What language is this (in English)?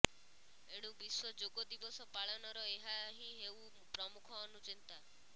Odia